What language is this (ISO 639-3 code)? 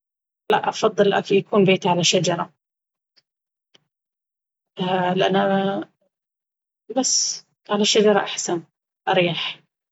abv